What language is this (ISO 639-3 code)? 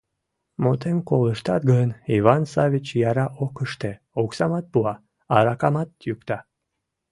chm